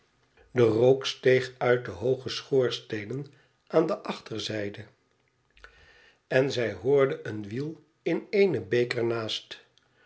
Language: Dutch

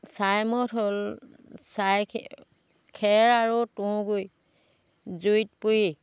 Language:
Assamese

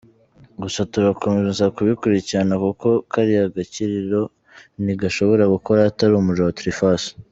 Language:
Kinyarwanda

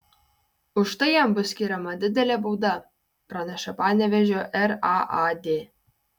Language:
Lithuanian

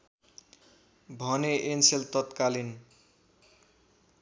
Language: Nepali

